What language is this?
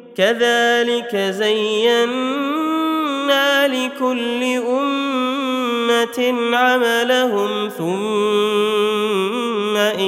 Arabic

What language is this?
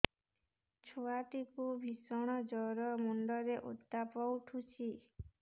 Odia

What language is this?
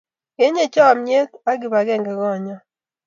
Kalenjin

